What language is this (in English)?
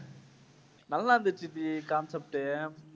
Tamil